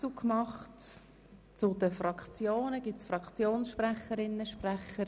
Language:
Swiss German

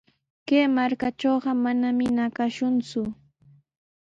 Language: Sihuas Ancash Quechua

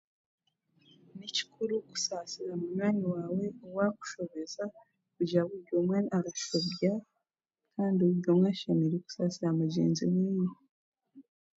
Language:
Chiga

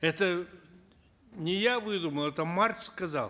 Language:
Kazakh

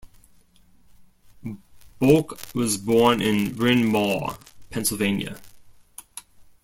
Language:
English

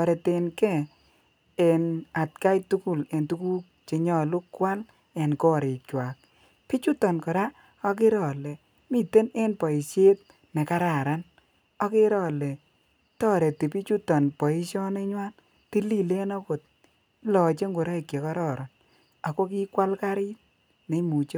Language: Kalenjin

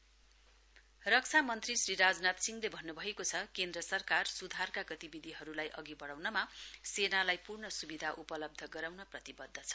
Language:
Nepali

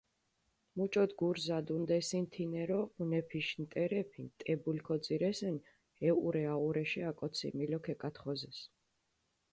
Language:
Mingrelian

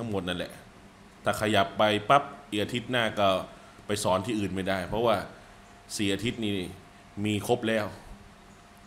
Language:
Thai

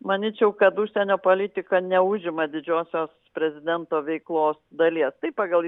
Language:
Lithuanian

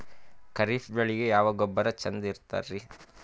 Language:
Kannada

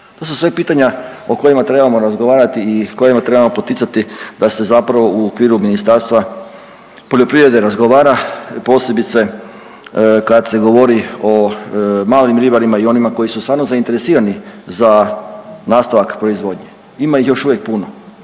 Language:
Croatian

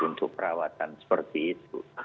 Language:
Indonesian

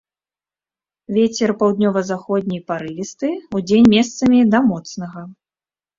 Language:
Belarusian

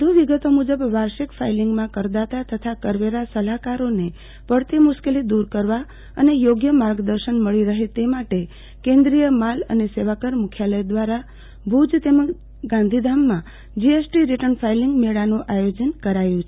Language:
Gujarati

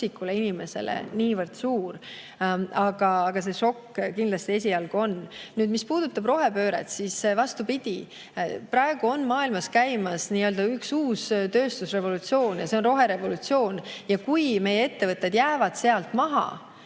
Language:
Estonian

